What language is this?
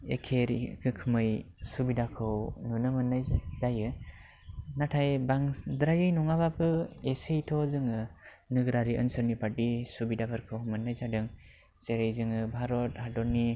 Bodo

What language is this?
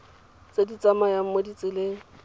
Tswana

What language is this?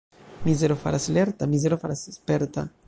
Esperanto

